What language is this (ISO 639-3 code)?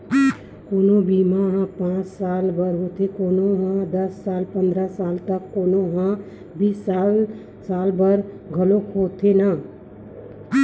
hne